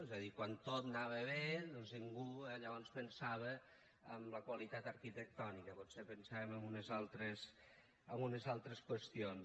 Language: Catalan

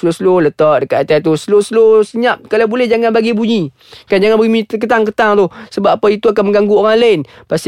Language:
Malay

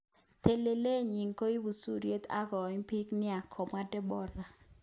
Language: Kalenjin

